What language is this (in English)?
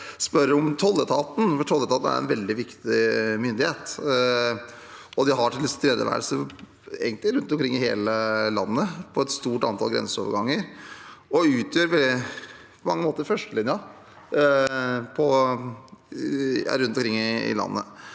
Norwegian